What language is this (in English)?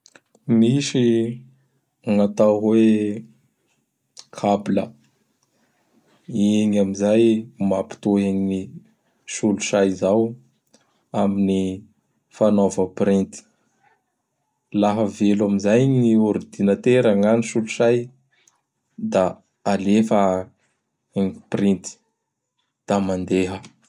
Bara Malagasy